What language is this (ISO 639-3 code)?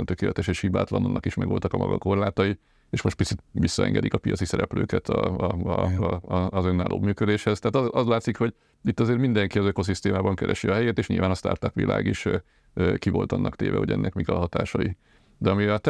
hun